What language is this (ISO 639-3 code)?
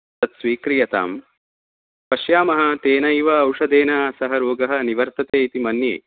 san